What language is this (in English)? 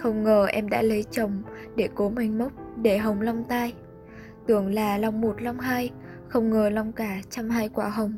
Vietnamese